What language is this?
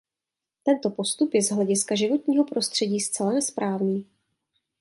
Czech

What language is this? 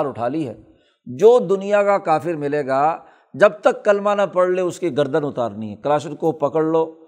Urdu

